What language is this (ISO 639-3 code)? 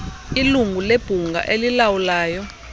xho